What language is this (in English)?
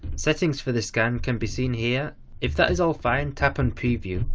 English